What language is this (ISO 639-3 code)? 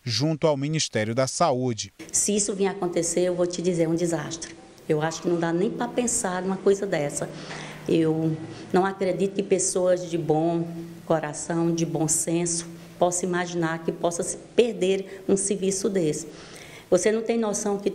por